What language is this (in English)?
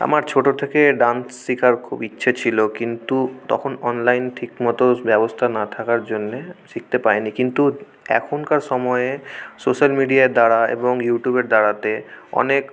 Bangla